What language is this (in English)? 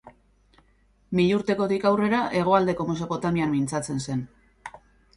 Basque